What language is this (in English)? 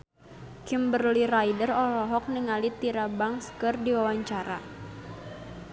Sundanese